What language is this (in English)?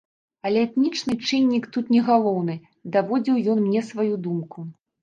Belarusian